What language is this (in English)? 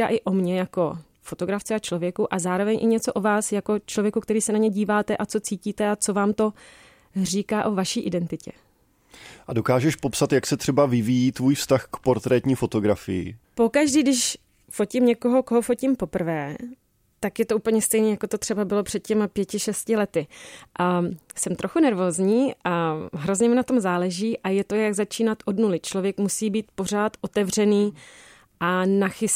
Czech